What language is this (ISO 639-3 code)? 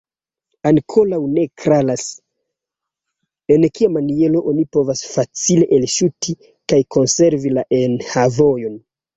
epo